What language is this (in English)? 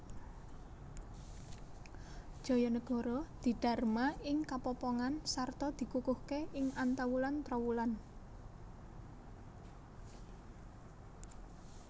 Javanese